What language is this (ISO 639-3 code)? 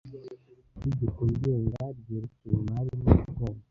kin